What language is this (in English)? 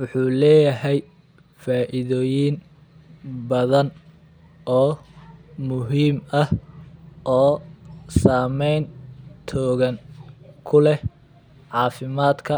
Somali